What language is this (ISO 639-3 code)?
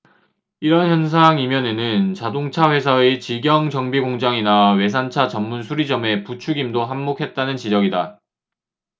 kor